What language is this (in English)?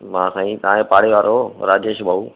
Sindhi